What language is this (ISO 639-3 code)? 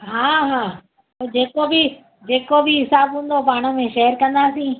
snd